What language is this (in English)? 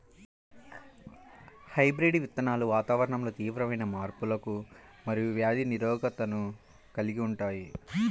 Telugu